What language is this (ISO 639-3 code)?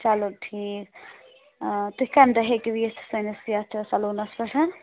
kas